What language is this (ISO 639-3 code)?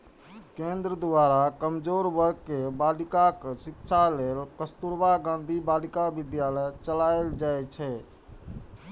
mai